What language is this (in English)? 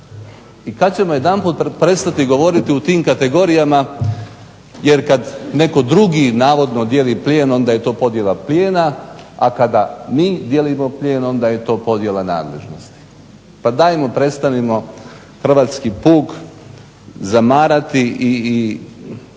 Croatian